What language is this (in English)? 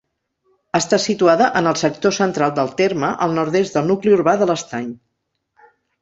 Catalan